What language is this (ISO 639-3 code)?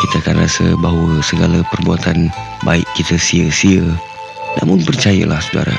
msa